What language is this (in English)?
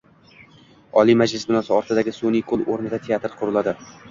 Uzbek